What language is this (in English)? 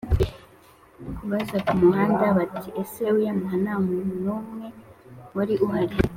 Kinyarwanda